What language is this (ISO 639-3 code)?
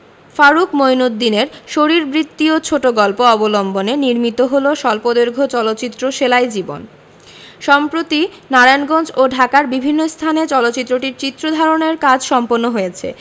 ben